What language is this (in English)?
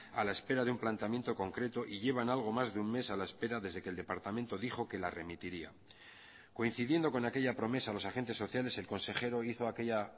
Spanish